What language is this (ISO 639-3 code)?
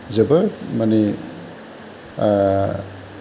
brx